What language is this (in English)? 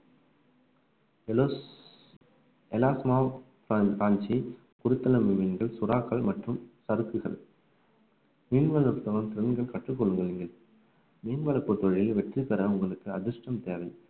Tamil